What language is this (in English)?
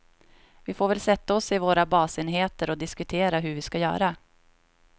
Swedish